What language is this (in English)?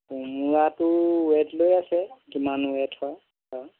Assamese